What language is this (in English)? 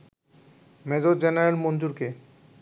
Bangla